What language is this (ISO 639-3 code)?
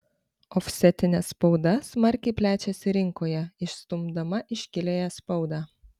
lit